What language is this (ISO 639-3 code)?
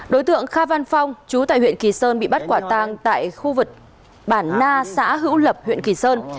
vie